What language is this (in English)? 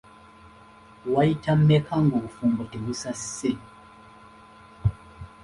Ganda